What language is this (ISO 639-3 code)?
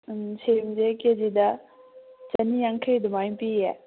mni